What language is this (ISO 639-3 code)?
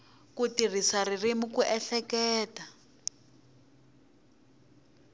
tso